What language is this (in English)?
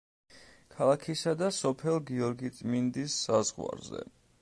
Georgian